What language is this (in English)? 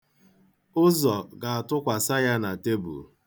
Igbo